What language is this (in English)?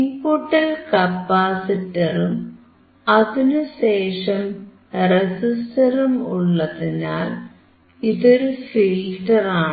Malayalam